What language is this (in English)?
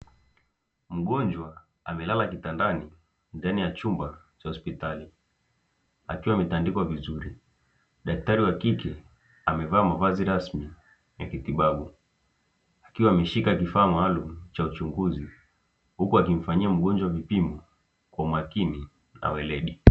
Swahili